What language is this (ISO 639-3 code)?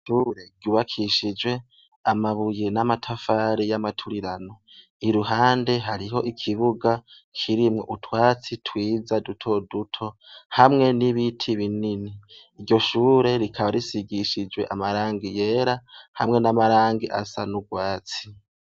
run